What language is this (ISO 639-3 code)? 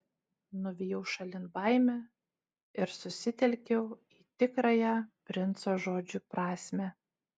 lit